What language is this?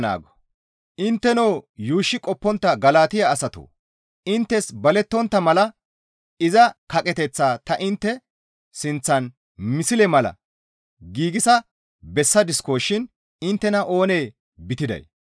Gamo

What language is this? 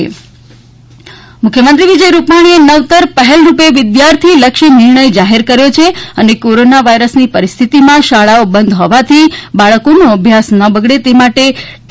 Gujarati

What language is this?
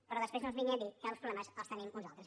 Catalan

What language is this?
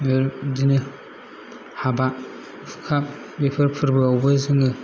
Bodo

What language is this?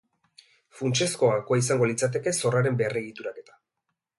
Basque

